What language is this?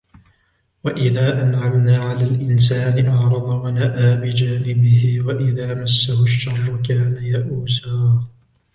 Arabic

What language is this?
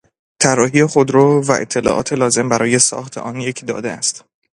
Persian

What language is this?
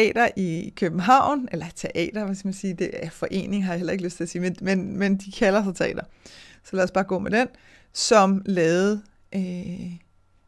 Danish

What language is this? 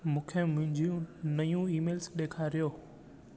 Sindhi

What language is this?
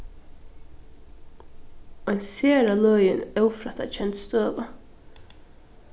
Faroese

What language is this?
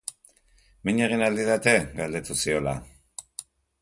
Basque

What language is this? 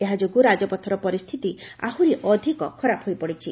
Odia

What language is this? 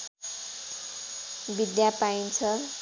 Nepali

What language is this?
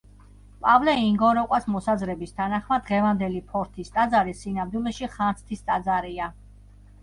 Georgian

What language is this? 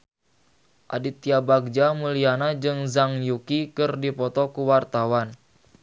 Sundanese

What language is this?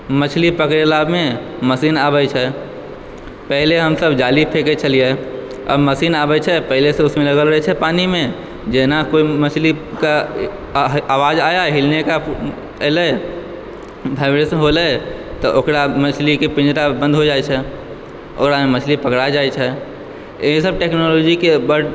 Maithili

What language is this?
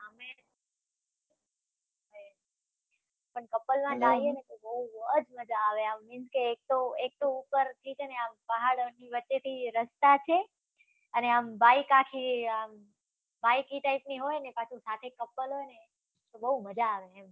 Gujarati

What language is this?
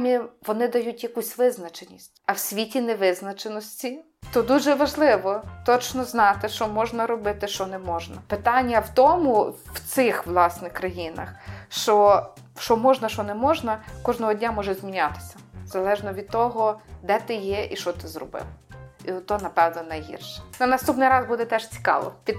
Ukrainian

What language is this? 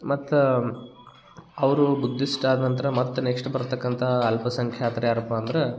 Kannada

